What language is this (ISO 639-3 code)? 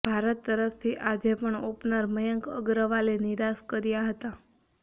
guj